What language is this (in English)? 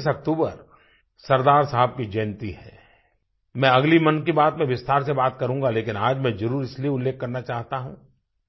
Hindi